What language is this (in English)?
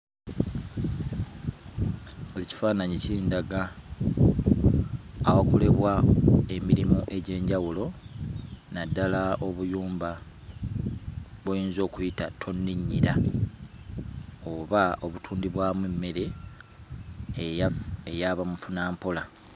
Ganda